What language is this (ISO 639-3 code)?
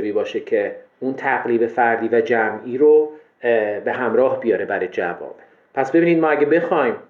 fas